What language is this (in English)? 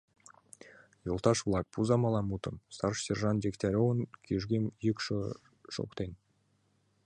Mari